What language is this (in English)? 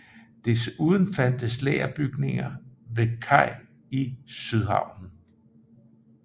Danish